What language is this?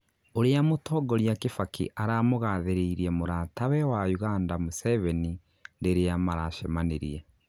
Kikuyu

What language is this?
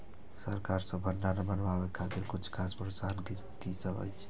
Maithili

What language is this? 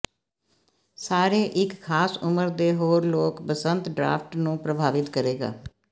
Punjabi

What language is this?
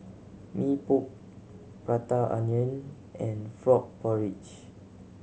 English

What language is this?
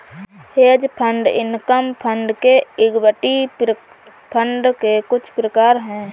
Hindi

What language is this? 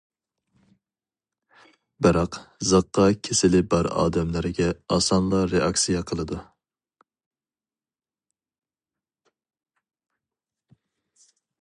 Uyghur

